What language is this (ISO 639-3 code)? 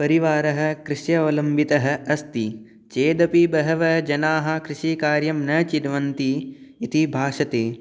san